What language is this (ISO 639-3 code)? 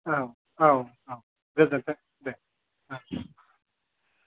brx